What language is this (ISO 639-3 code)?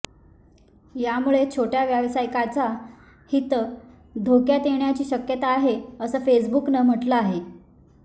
mar